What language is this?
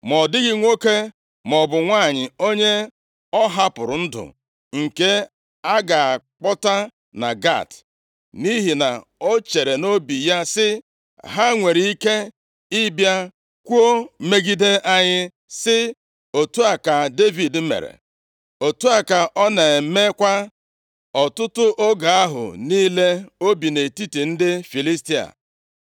Igbo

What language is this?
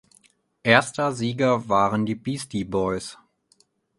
German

